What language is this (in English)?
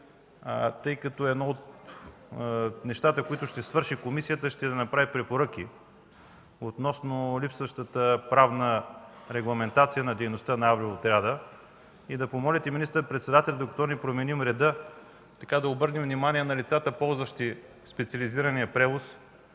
Bulgarian